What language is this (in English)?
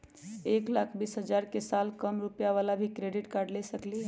Magahi